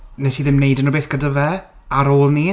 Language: Welsh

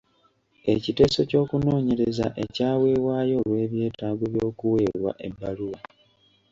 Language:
Ganda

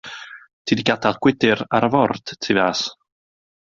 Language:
Welsh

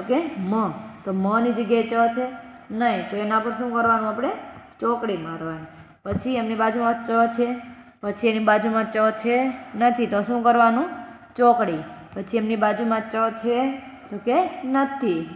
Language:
Hindi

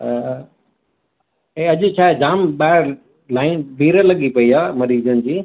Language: Sindhi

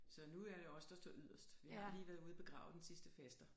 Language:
Danish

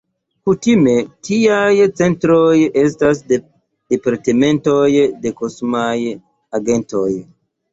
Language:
Esperanto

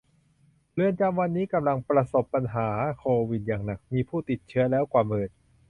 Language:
Thai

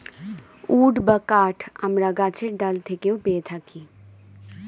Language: Bangla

